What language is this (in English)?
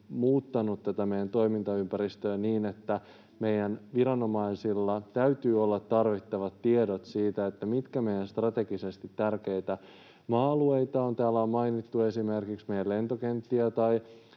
Finnish